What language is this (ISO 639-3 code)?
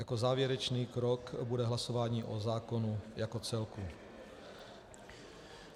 ces